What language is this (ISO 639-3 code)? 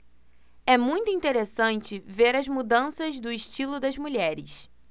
por